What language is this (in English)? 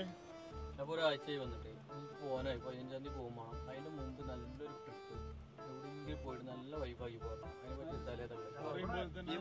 Malayalam